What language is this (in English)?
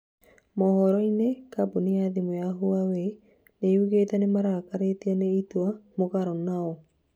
Kikuyu